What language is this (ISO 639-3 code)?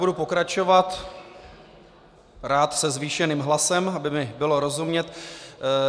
ces